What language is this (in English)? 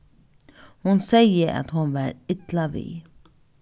Faroese